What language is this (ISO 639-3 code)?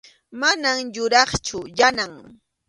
qxu